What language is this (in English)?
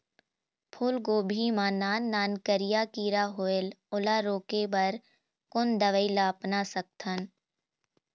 Chhattisgarhi